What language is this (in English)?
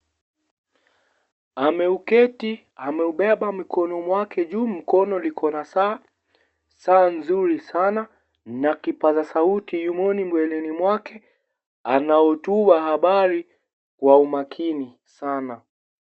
Swahili